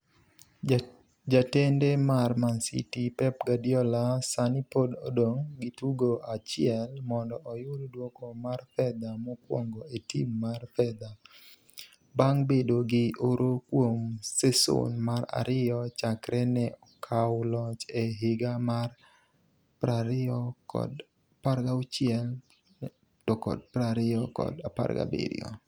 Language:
Luo (Kenya and Tanzania)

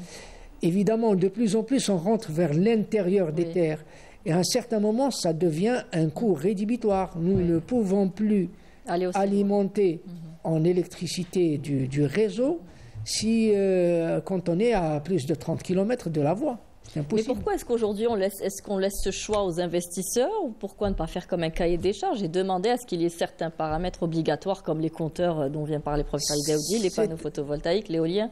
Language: French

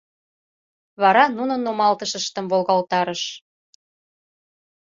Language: Mari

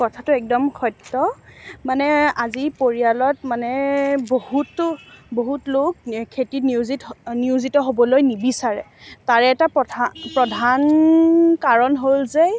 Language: Assamese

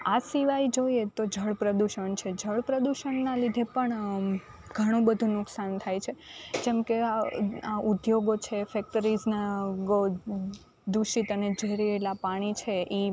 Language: Gujarati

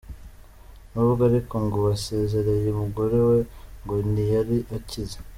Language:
Kinyarwanda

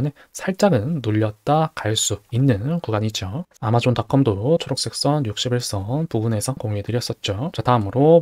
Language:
Korean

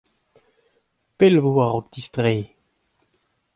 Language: Breton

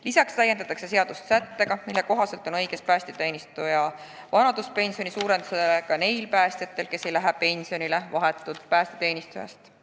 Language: Estonian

